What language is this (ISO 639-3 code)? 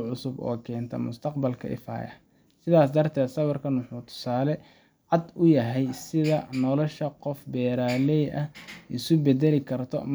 som